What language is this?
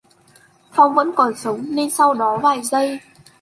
Vietnamese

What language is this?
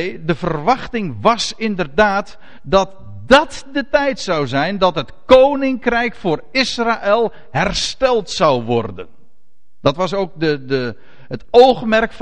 Dutch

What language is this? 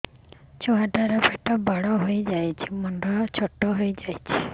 Odia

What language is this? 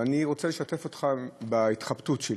Hebrew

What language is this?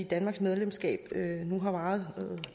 Danish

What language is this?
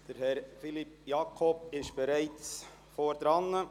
Swiss German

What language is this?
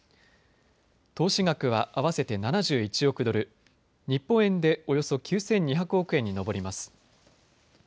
Japanese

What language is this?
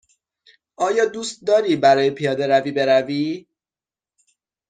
Persian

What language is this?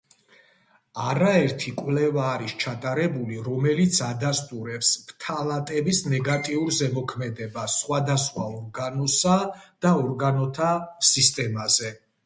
Georgian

